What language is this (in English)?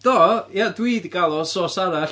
Welsh